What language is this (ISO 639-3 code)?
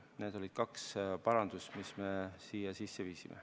est